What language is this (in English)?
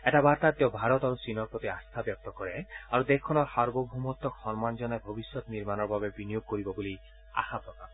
Assamese